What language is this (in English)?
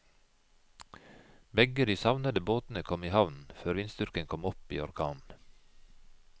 Norwegian